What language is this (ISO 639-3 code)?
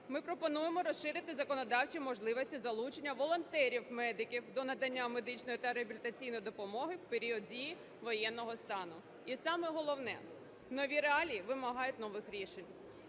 ukr